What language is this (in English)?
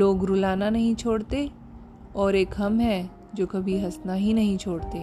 Hindi